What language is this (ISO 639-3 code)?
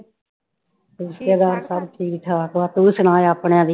pan